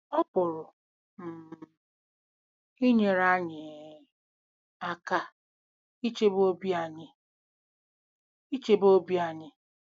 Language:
Igbo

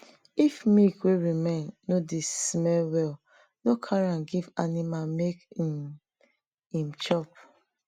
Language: Nigerian Pidgin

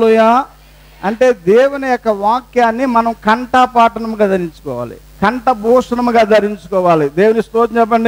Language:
Arabic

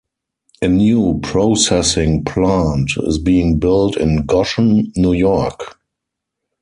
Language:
English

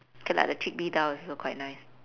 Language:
English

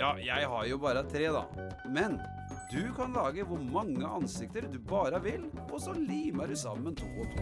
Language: Norwegian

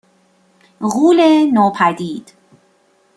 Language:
Persian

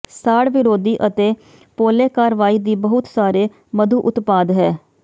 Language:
Punjabi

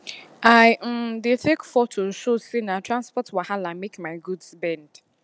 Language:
Nigerian Pidgin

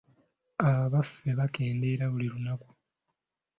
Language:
Ganda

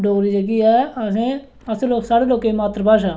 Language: Dogri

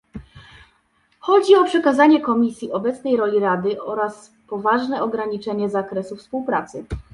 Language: Polish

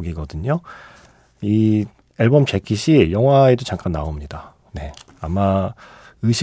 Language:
Korean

